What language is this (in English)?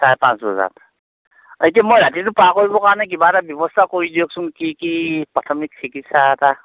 Assamese